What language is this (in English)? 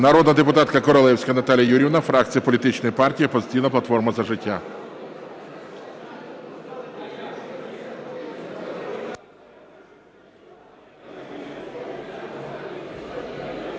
Ukrainian